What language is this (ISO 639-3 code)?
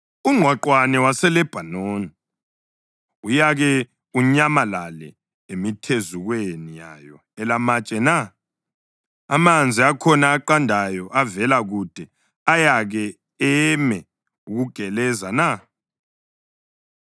nde